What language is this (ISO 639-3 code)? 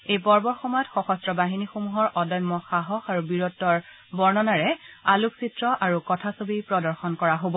asm